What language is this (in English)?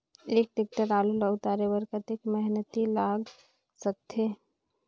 Chhattisgarhi